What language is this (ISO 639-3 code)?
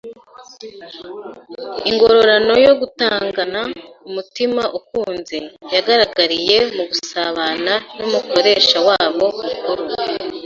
kin